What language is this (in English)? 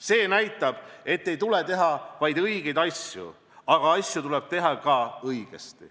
Estonian